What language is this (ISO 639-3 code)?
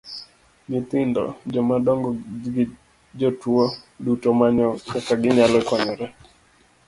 luo